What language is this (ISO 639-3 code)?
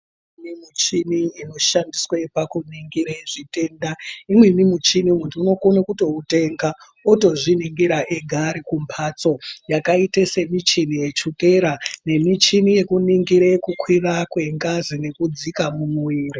ndc